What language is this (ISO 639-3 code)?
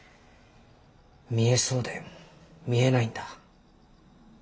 jpn